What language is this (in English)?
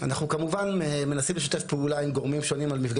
Hebrew